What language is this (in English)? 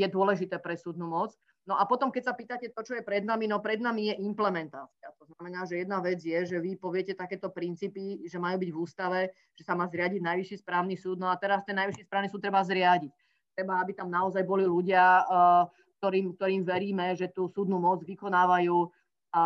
Slovak